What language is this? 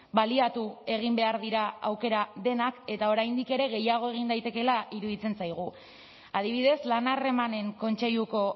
Basque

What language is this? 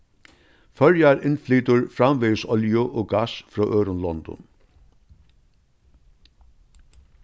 Faroese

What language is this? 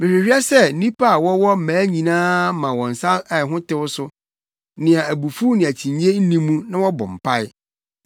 Akan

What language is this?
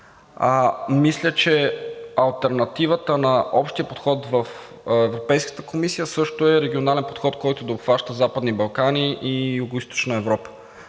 Bulgarian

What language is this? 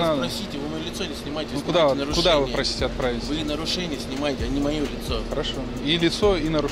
Russian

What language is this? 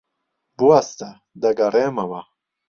Central Kurdish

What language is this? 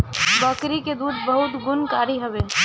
Bhojpuri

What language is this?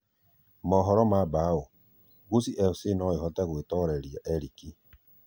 Kikuyu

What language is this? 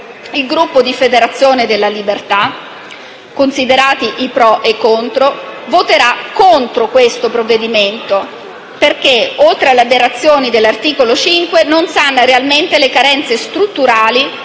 Italian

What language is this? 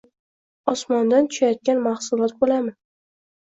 Uzbek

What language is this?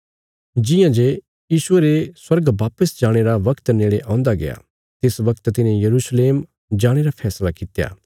Bilaspuri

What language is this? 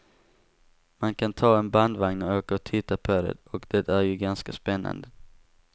Swedish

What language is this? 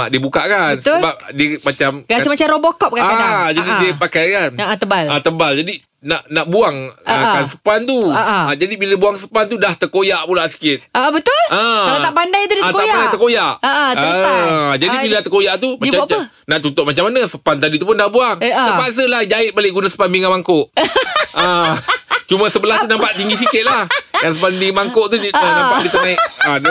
Malay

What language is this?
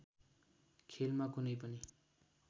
Nepali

